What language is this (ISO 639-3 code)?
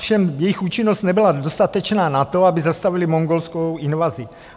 ces